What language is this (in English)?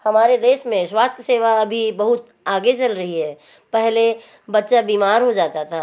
Hindi